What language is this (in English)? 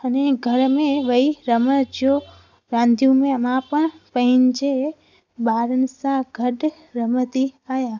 Sindhi